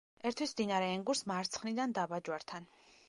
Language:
Georgian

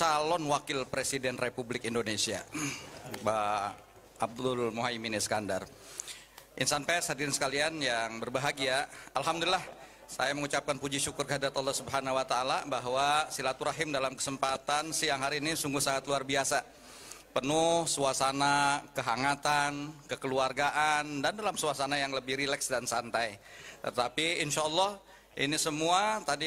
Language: Indonesian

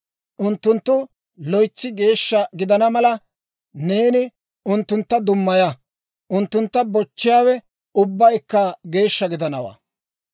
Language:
Dawro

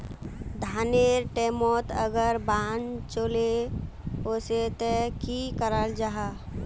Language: Magahi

